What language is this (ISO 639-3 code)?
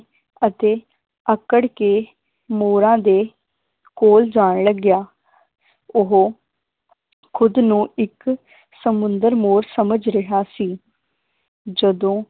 pan